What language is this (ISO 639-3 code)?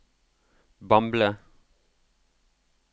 nor